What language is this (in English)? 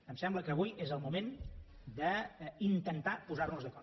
Catalan